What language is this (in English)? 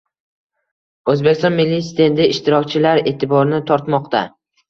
Uzbek